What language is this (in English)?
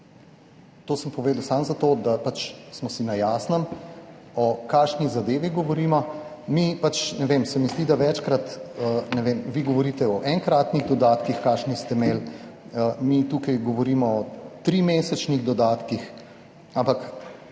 Slovenian